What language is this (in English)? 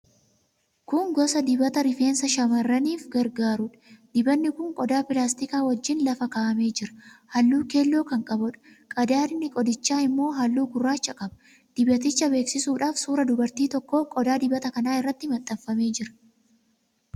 Oromo